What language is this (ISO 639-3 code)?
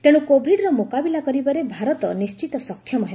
ori